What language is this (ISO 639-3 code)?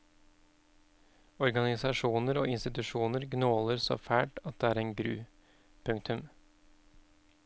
nor